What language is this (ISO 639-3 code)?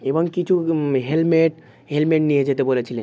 ben